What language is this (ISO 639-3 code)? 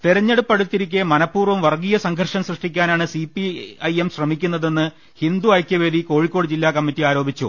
mal